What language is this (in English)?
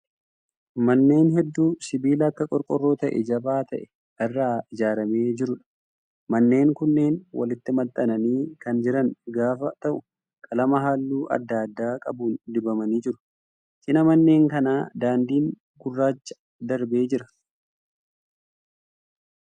Oromo